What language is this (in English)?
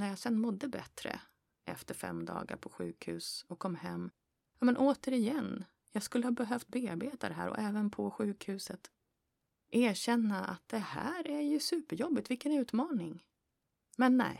Swedish